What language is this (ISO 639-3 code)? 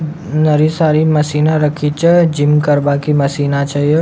raj